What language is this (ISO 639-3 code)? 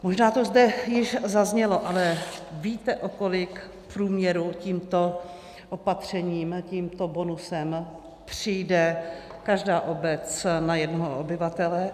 ces